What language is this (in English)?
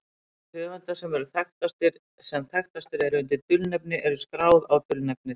Icelandic